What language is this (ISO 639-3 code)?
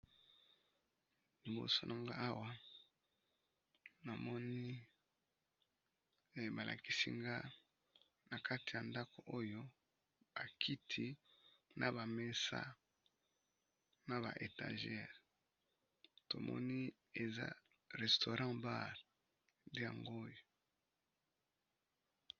lin